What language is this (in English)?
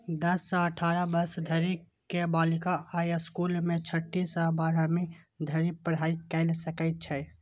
Maithili